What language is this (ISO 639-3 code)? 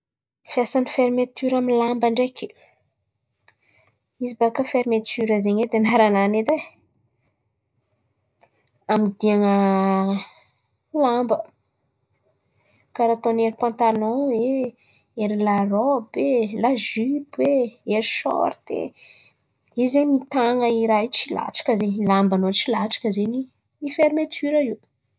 xmv